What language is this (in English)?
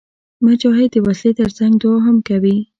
Pashto